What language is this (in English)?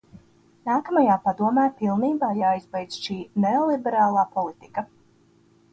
Latvian